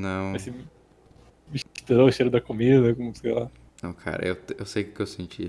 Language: Portuguese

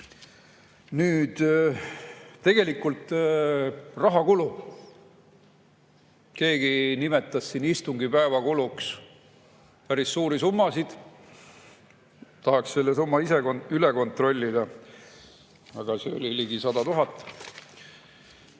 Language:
Estonian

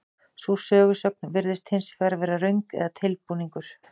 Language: Icelandic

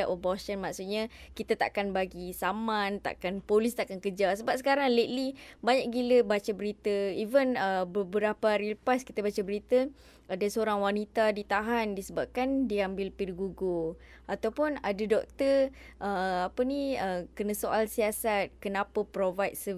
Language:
Malay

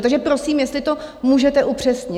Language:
Czech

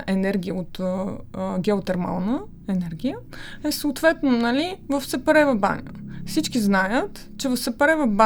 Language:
Bulgarian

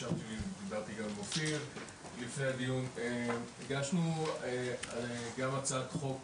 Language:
Hebrew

